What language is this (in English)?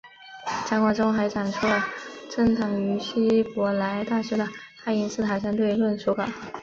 Chinese